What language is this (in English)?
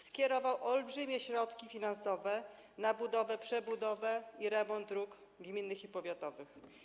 Polish